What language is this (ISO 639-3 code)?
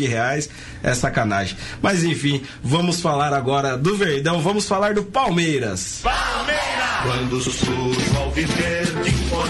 por